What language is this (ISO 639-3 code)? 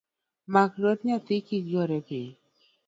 luo